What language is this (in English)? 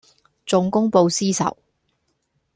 Cantonese